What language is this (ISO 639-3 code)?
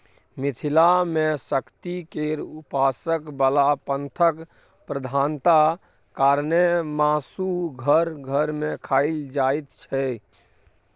mai